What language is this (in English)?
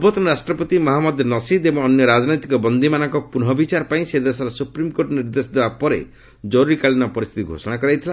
Odia